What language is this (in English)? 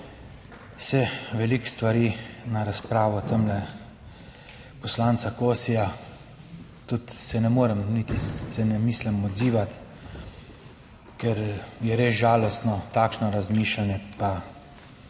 Slovenian